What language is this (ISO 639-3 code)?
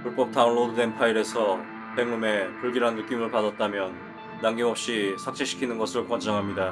kor